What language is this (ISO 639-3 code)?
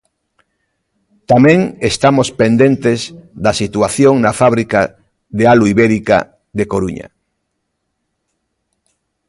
glg